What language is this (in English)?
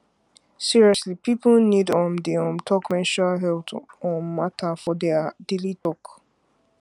Nigerian Pidgin